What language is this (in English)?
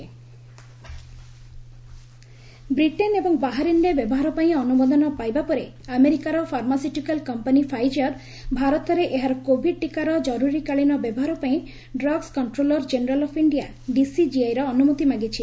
Odia